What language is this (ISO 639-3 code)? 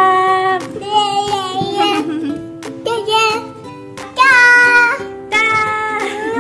ind